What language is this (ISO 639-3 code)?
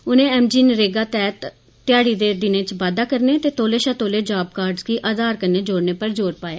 doi